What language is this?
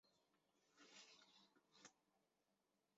Chinese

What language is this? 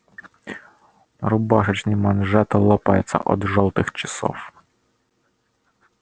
Russian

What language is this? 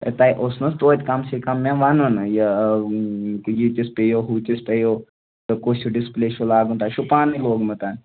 Kashmiri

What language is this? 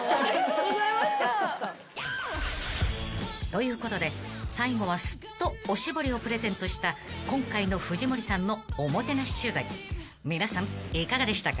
Japanese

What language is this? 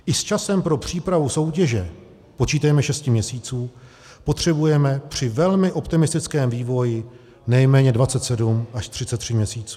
Czech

